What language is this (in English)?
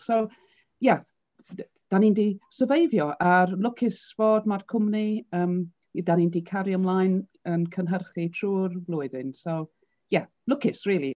Welsh